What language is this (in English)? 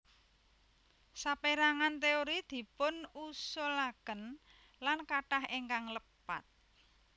Javanese